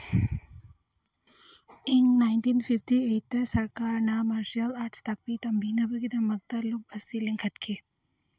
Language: Manipuri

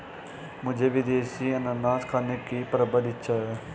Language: Hindi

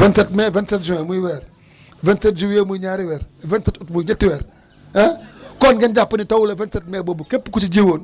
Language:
Wolof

